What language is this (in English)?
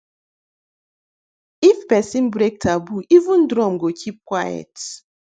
Nigerian Pidgin